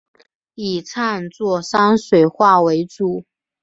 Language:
Chinese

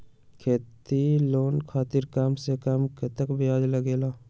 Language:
Magahi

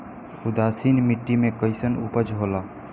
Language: Bhojpuri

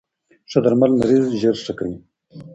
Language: Pashto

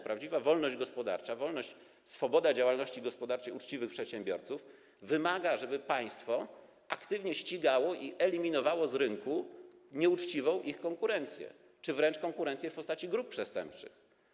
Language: Polish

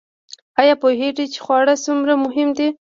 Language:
Pashto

